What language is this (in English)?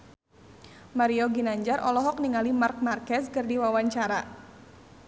Sundanese